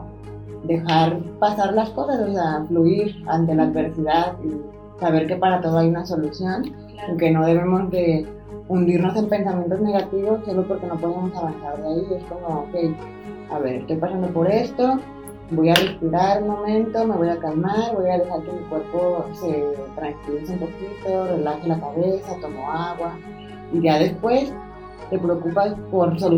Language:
Spanish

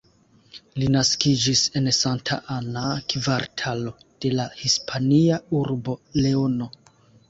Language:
Esperanto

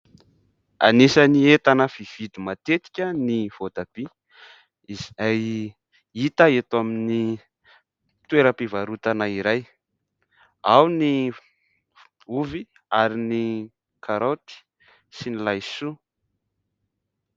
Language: Malagasy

